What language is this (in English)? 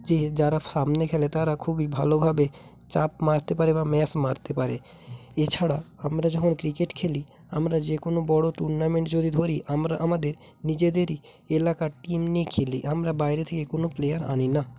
Bangla